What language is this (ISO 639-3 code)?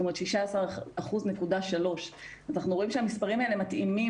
heb